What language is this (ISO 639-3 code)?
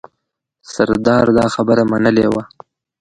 pus